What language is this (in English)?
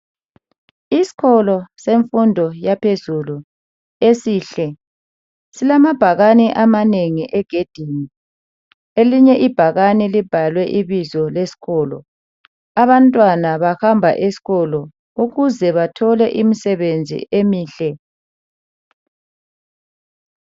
North Ndebele